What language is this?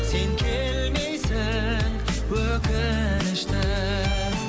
Kazakh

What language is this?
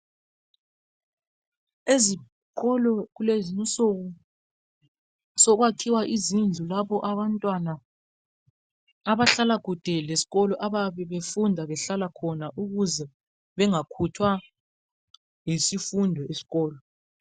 North Ndebele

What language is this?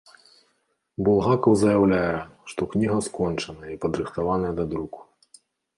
Belarusian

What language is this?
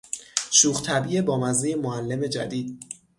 Persian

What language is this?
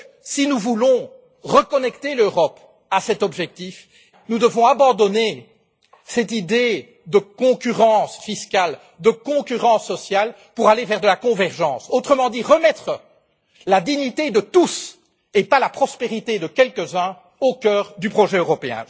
French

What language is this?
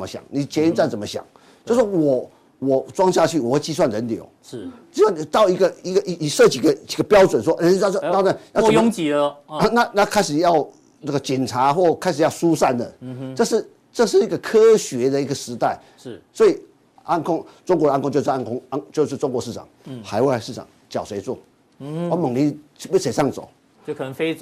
Chinese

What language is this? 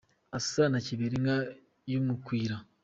Kinyarwanda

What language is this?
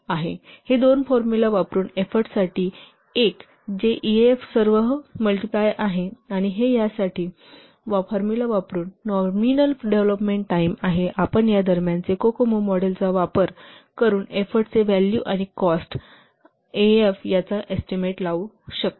Marathi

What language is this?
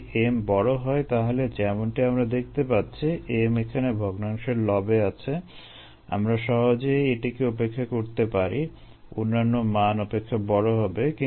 Bangla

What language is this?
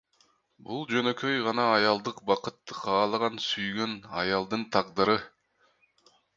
Kyrgyz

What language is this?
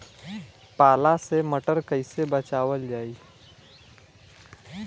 Bhojpuri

